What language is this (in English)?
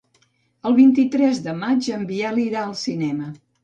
Catalan